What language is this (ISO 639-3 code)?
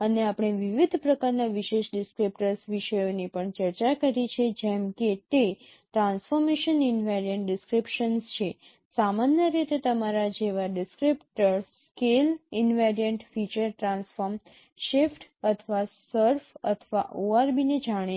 guj